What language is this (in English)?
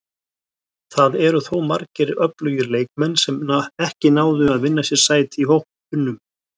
Icelandic